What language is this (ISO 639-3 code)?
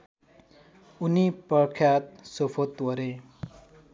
nep